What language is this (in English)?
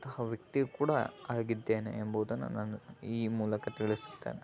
Kannada